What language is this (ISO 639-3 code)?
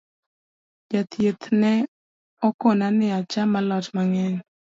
luo